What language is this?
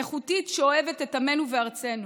Hebrew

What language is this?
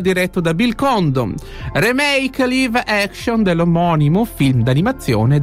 Italian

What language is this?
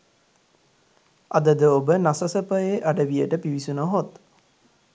Sinhala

